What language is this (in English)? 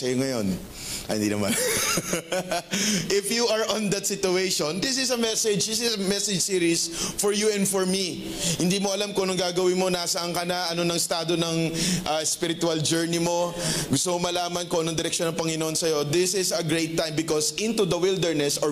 Filipino